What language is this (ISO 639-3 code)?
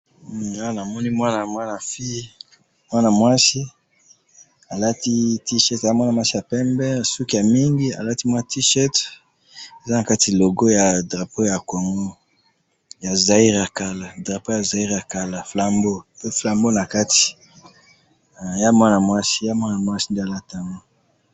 lin